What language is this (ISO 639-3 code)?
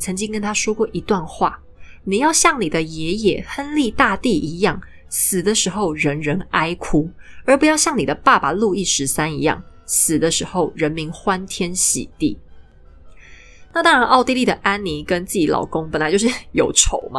zho